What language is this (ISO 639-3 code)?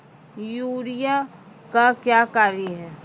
mai